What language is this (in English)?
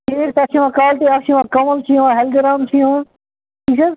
Kashmiri